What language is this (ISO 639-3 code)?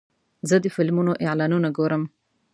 pus